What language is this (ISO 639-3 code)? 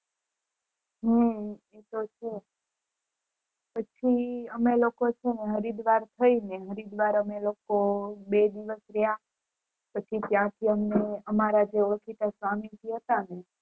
guj